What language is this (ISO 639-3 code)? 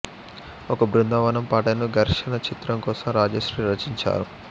tel